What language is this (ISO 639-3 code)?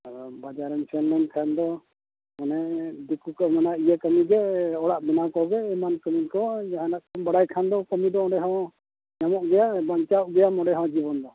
sat